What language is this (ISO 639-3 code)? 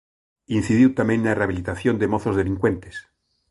glg